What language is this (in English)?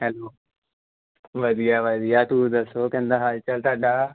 Punjabi